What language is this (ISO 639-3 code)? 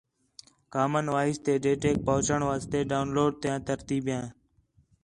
xhe